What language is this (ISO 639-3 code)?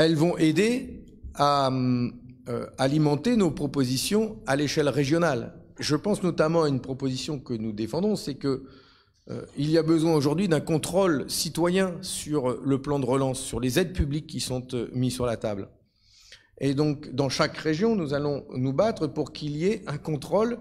fra